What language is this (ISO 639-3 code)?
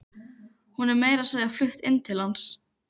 isl